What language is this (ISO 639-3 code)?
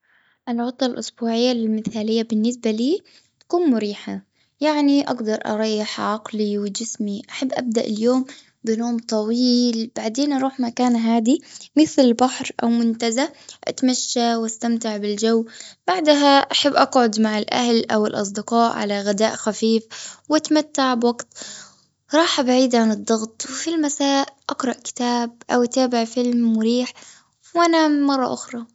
afb